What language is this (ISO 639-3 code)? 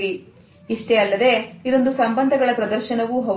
kan